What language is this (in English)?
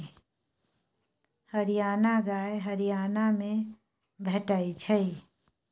Maithili